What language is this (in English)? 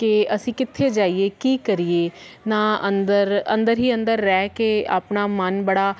Punjabi